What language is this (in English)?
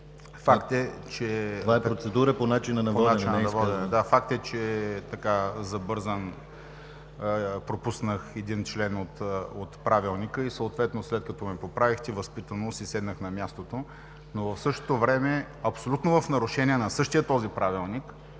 Bulgarian